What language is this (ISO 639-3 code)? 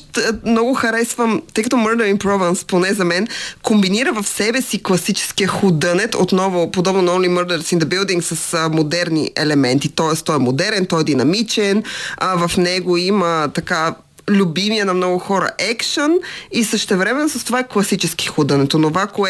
bul